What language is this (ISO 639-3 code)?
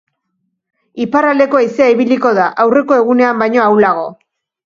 eus